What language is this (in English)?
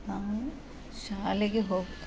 Kannada